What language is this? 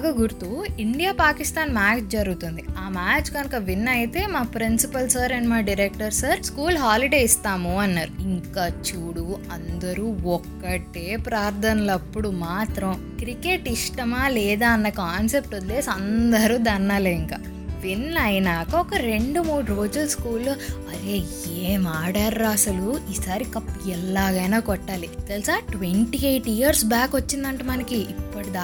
Telugu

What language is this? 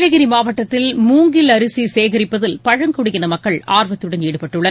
Tamil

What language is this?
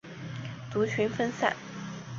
Chinese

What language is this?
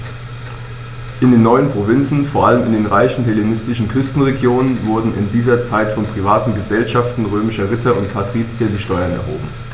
German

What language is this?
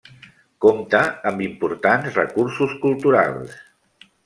Catalan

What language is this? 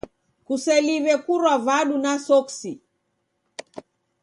Taita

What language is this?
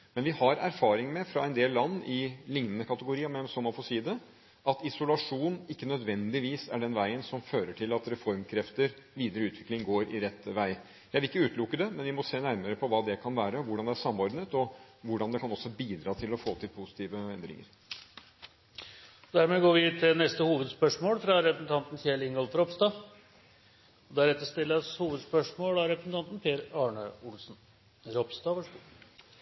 Norwegian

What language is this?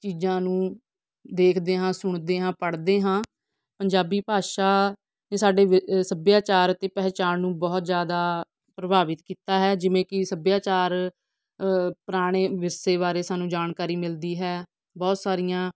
Punjabi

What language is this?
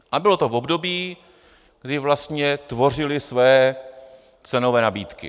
Czech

